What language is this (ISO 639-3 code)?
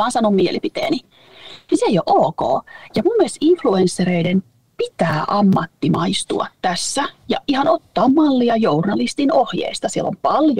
fin